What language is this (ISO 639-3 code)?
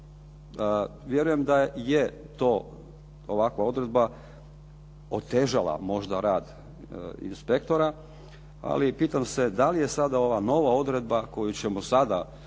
hrv